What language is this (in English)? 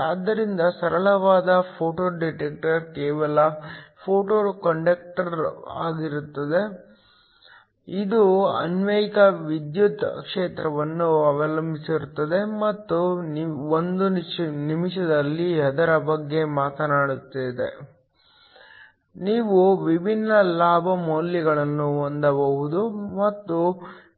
Kannada